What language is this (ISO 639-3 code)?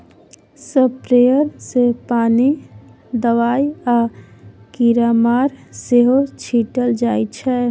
mai